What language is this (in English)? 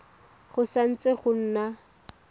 Tswana